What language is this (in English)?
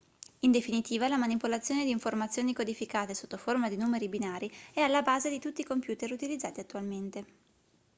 Italian